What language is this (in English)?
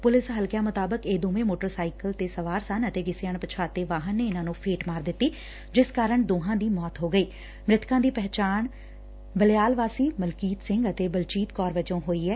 Punjabi